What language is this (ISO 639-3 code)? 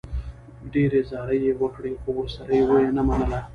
pus